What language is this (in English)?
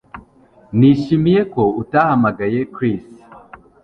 Kinyarwanda